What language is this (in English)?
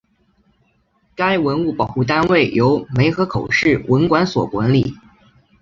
Chinese